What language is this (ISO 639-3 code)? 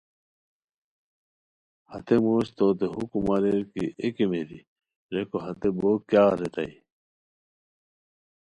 khw